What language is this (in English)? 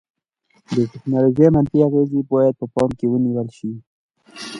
Pashto